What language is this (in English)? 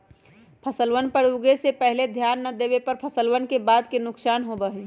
Magahi